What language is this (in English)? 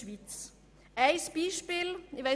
Swiss German